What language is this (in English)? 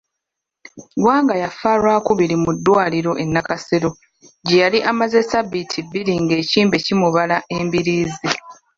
Ganda